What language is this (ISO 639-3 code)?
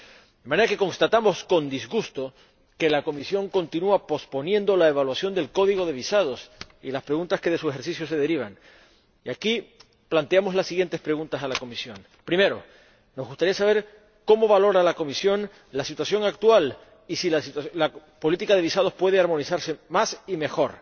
spa